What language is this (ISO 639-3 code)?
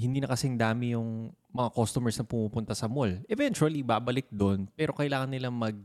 fil